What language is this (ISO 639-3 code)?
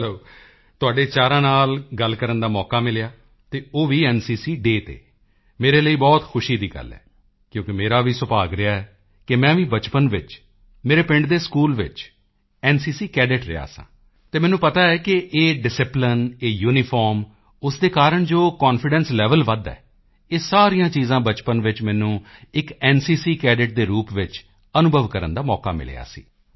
pan